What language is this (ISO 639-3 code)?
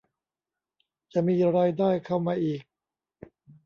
tha